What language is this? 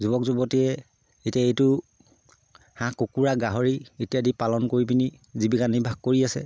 Assamese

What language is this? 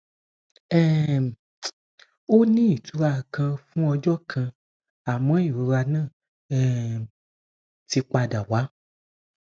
Yoruba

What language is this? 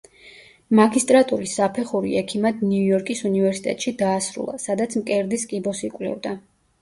Georgian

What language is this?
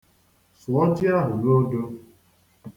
Igbo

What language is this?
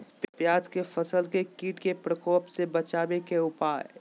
Magahi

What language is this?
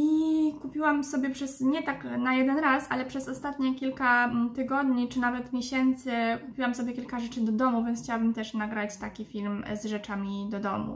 Polish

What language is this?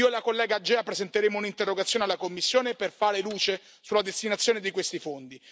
Italian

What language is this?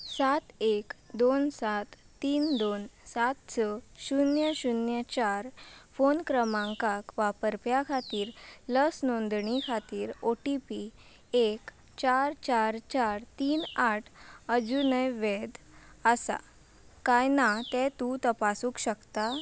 Konkani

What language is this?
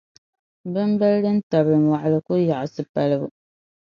Dagbani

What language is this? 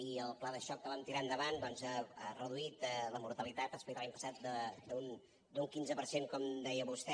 Catalan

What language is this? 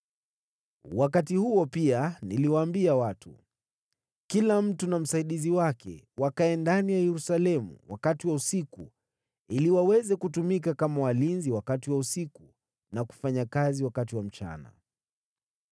Swahili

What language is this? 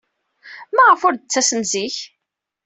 Kabyle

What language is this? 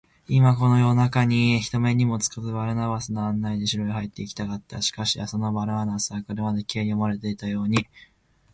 Japanese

